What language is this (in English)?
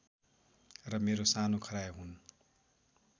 Nepali